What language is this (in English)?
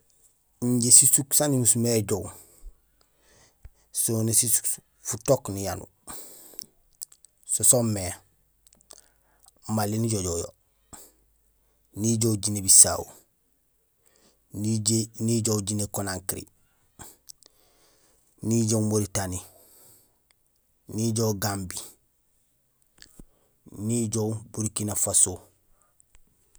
Gusilay